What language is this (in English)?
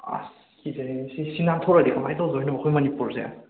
Manipuri